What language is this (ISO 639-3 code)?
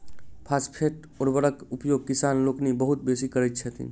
mai